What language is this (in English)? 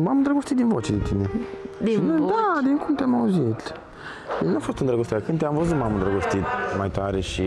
Romanian